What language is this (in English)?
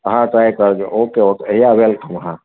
Gujarati